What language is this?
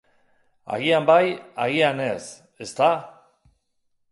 Basque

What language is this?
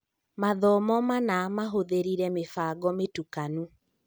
Kikuyu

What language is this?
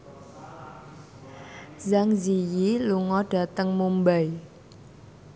Javanese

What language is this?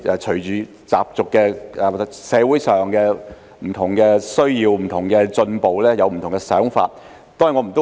Cantonese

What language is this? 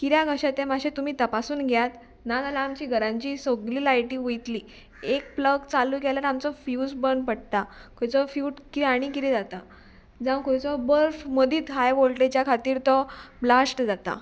Konkani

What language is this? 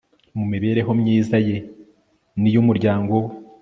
Kinyarwanda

